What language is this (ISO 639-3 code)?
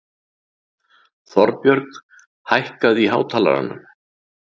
isl